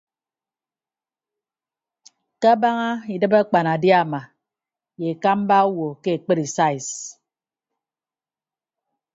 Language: Ibibio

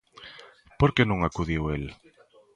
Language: Galician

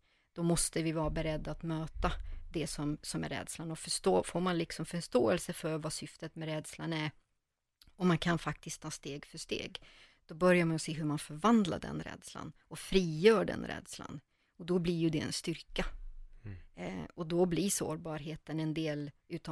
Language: Swedish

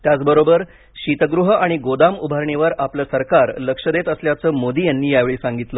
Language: Marathi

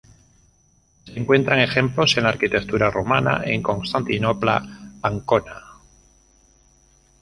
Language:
Spanish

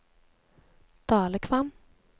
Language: Norwegian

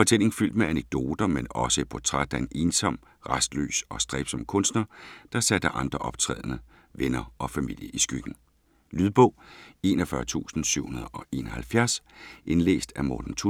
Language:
Danish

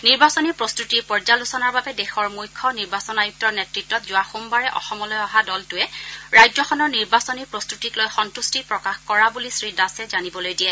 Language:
Assamese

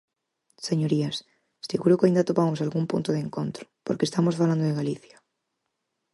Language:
Galician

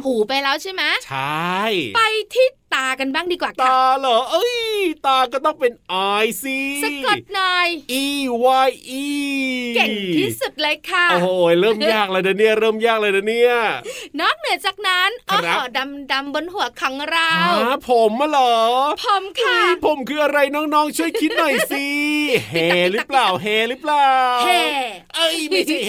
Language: Thai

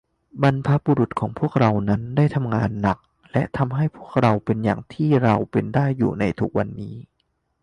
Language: Thai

